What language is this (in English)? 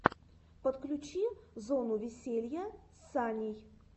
Russian